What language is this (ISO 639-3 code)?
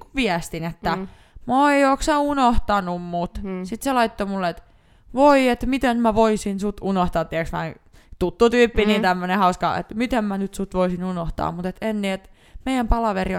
fin